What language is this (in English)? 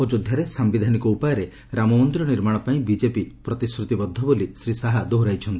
Odia